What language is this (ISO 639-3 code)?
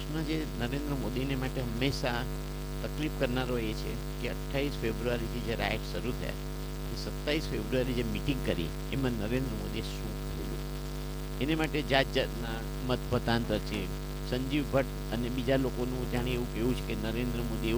guj